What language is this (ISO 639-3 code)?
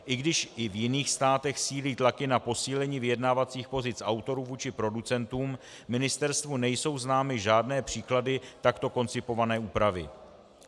ces